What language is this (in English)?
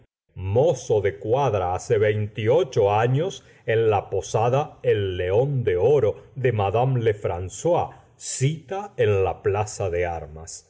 Spanish